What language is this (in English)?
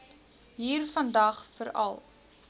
Afrikaans